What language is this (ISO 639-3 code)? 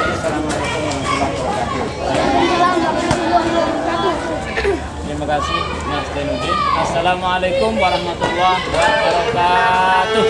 ind